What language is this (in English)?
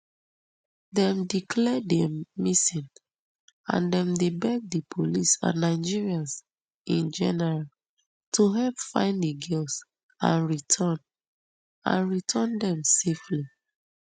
Nigerian Pidgin